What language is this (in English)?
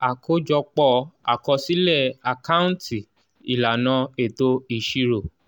Yoruba